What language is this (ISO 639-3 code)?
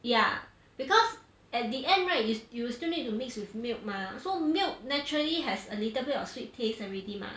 eng